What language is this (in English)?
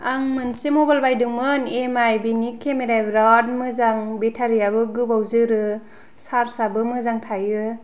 Bodo